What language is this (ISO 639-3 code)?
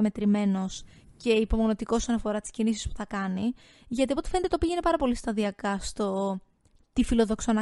ell